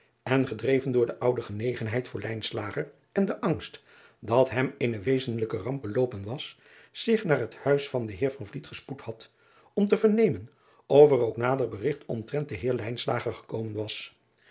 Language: Dutch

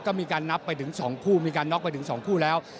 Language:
Thai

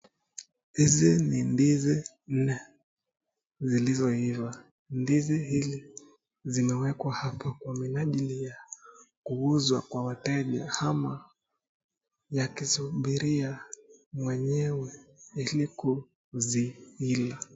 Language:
Swahili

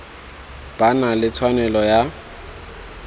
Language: Tswana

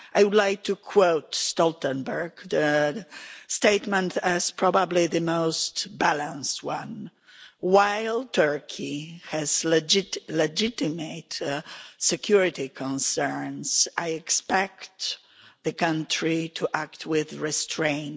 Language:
English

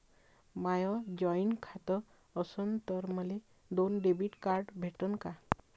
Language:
Marathi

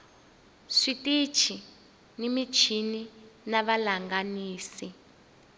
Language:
Tsonga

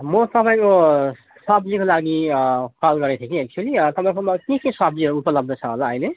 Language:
Nepali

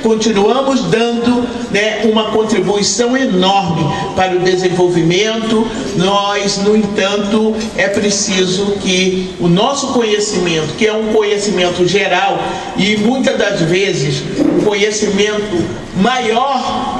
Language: Portuguese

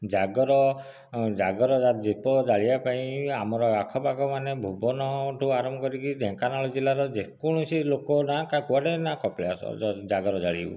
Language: Odia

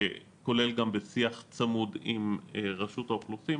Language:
Hebrew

